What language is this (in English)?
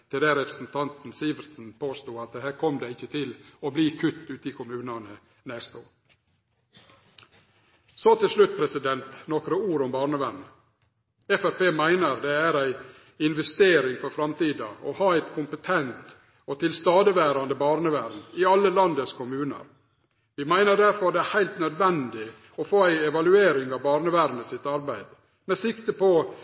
Norwegian Nynorsk